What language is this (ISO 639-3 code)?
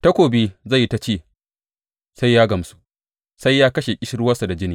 hau